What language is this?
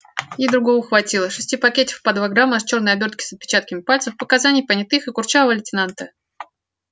Russian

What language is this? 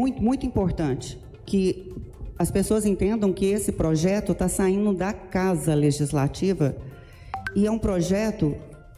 Portuguese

